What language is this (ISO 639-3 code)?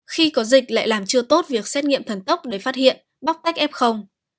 vie